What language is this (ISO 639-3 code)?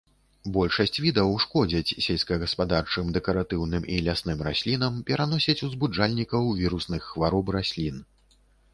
bel